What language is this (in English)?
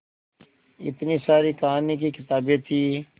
Hindi